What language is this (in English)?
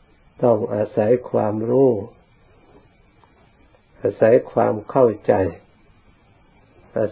Thai